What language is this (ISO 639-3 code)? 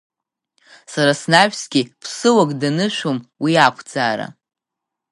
abk